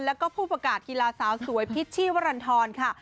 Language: Thai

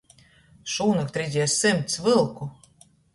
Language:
Latgalian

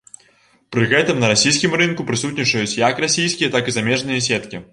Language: Belarusian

